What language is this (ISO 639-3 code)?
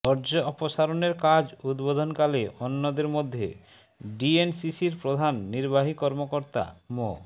ben